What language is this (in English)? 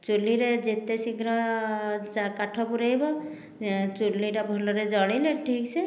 Odia